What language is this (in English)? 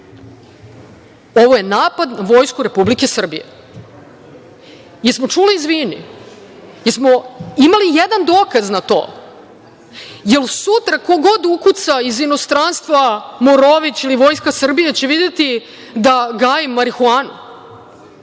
Serbian